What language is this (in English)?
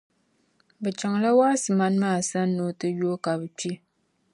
Dagbani